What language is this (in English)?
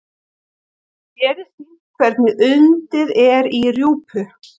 Icelandic